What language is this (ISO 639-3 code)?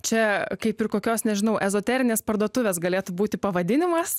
lit